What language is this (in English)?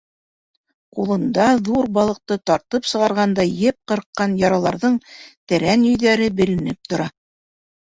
Bashkir